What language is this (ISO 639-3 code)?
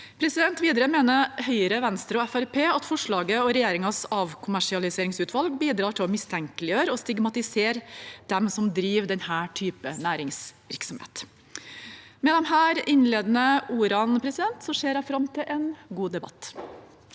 nor